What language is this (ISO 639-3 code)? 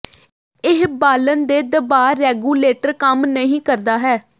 pan